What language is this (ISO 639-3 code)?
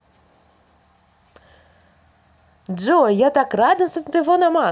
rus